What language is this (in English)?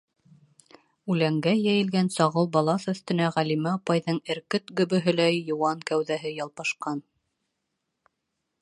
Bashkir